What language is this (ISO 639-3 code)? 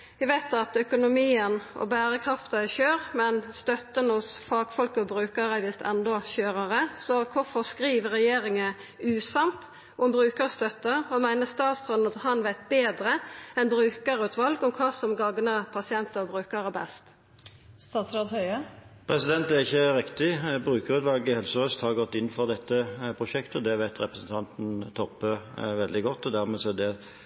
nor